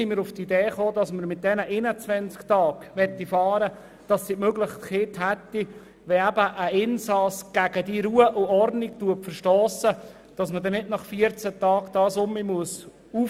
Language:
Swiss German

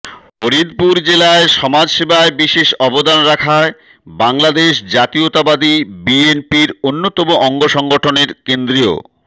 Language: Bangla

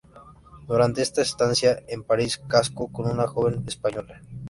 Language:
Spanish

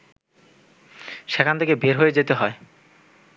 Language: Bangla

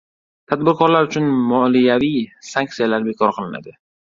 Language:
Uzbek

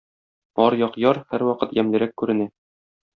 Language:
Tatar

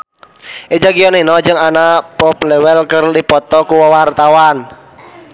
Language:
Sundanese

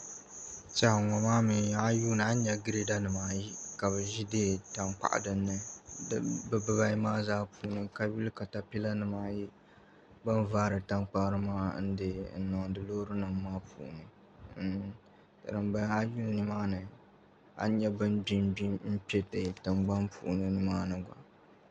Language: Dagbani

